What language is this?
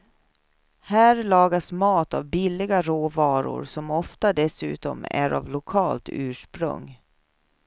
Swedish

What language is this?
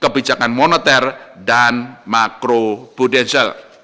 Indonesian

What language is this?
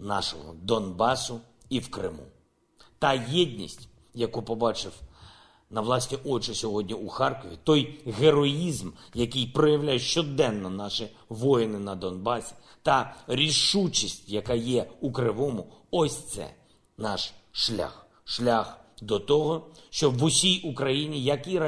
Ukrainian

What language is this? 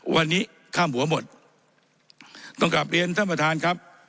Thai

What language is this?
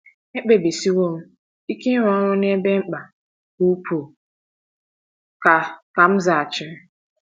Igbo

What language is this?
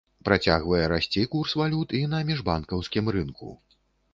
Belarusian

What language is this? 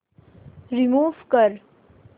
Marathi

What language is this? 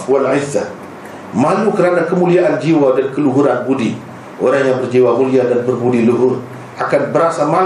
Malay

